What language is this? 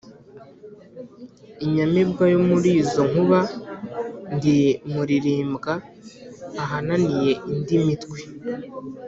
Kinyarwanda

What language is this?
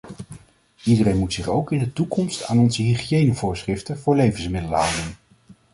Dutch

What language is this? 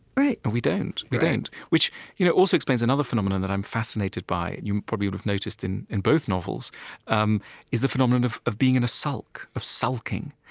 English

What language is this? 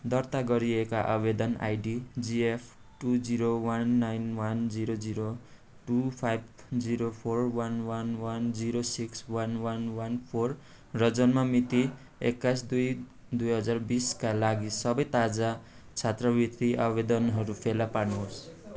Nepali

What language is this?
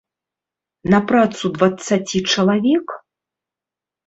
Belarusian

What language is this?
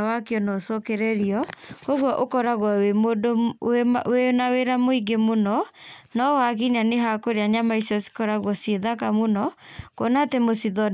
Kikuyu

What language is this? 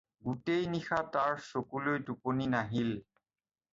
Assamese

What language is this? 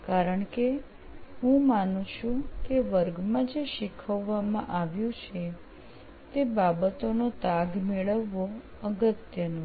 Gujarati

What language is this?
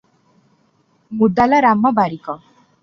Odia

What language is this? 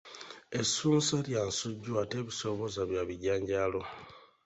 Ganda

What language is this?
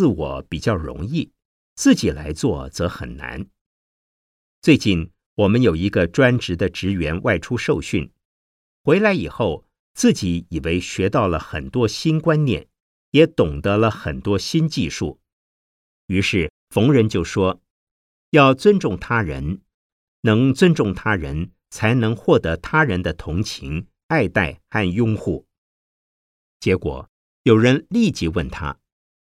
Chinese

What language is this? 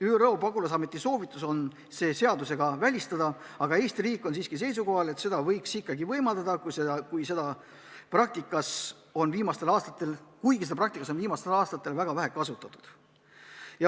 Estonian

